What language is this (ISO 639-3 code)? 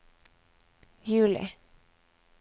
nor